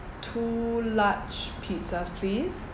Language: English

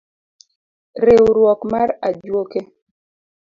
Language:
Luo (Kenya and Tanzania)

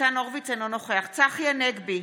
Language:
Hebrew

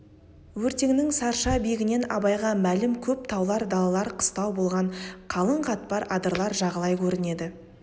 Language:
Kazakh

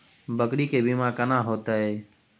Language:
Maithili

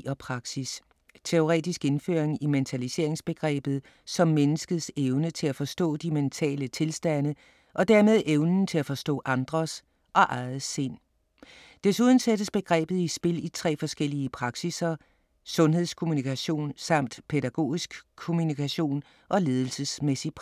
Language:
Danish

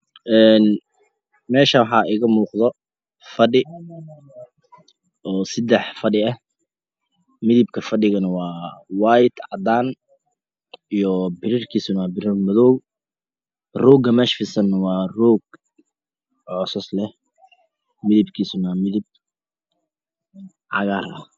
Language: Somali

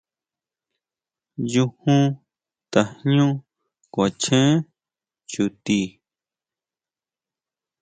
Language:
Huautla Mazatec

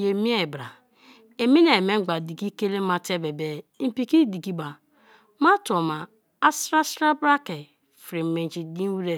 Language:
Kalabari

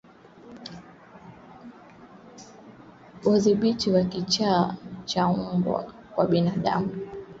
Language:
Swahili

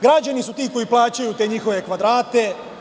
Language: Serbian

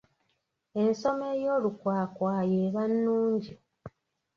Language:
Ganda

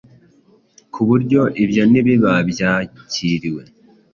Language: Kinyarwanda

